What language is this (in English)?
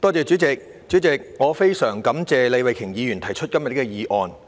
Cantonese